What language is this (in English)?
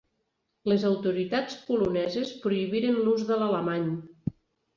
Catalan